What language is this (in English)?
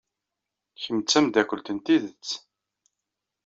Kabyle